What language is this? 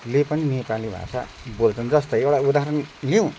Nepali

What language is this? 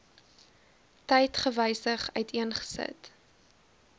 Afrikaans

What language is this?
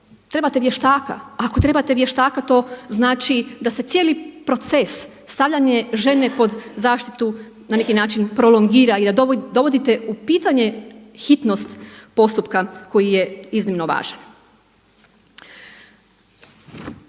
Croatian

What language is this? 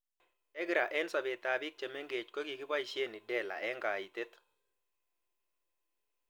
Kalenjin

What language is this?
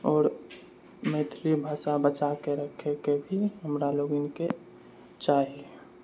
Maithili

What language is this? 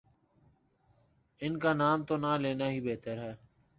Urdu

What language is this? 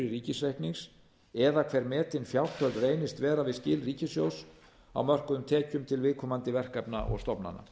Icelandic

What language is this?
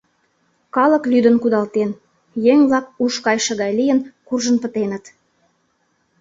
Mari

